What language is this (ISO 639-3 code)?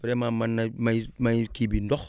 wol